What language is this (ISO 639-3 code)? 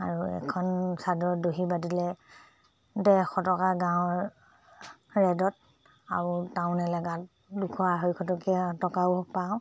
asm